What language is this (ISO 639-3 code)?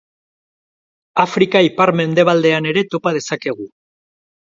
eus